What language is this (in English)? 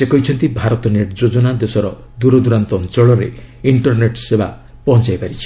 Odia